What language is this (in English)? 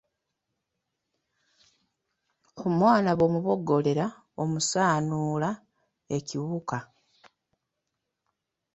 Ganda